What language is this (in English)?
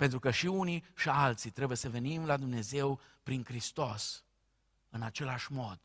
Romanian